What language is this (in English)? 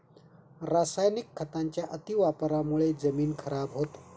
Marathi